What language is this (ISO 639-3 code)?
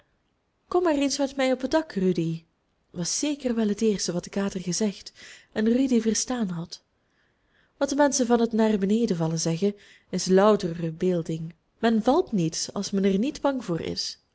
nld